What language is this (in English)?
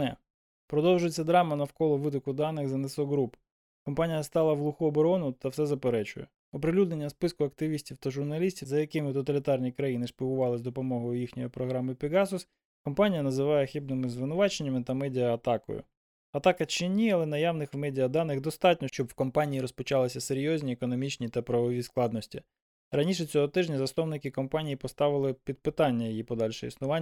Ukrainian